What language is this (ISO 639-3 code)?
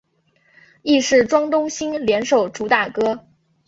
zho